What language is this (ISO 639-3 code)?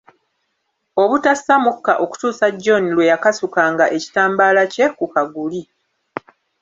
lug